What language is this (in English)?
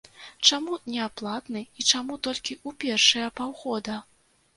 Belarusian